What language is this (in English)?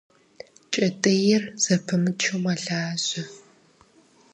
Kabardian